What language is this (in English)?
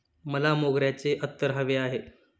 Marathi